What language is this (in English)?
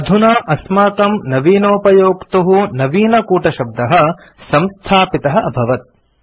Sanskrit